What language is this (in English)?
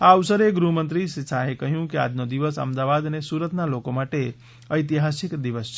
Gujarati